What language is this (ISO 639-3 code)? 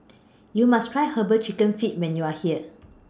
eng